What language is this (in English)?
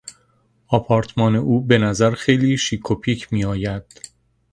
Persian